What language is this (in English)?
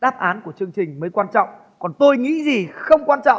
Vietnamese